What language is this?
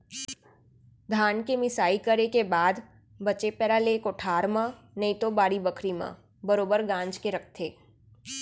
Chhattisgarhi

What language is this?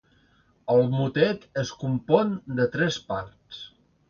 Catalan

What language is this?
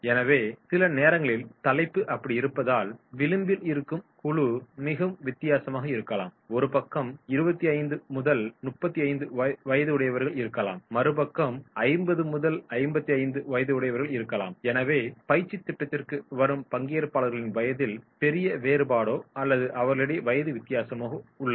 Tamil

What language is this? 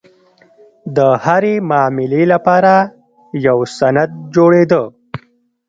Pashto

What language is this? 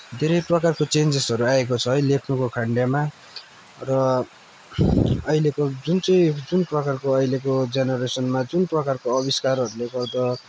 Nepali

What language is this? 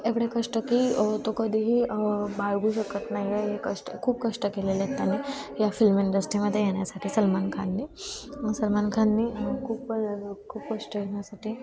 Marathi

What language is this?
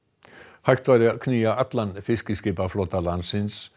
Icelandic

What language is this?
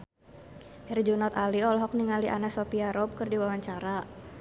Sundanese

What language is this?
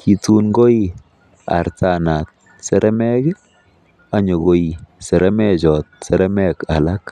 Kalenjin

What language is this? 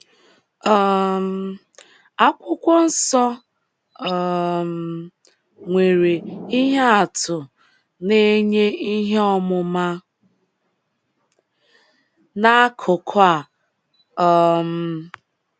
Igbo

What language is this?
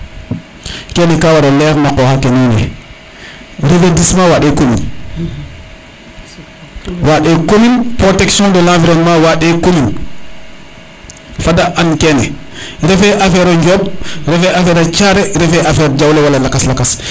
Serer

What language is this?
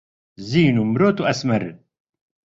Central Kurdish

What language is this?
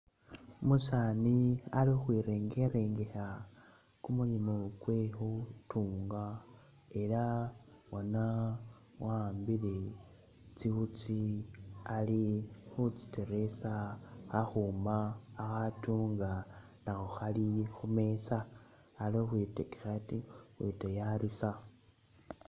Masaaba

